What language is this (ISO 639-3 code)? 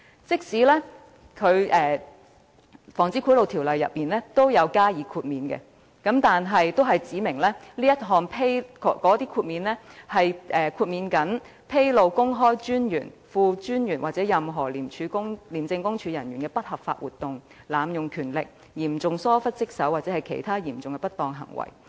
yue